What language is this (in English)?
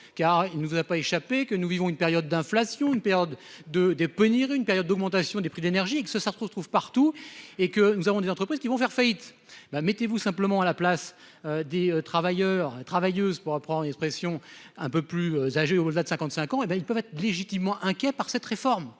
French